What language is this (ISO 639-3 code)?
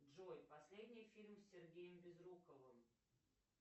rus